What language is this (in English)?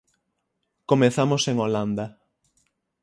Galician